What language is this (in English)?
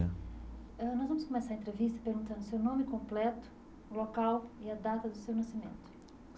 Portuguese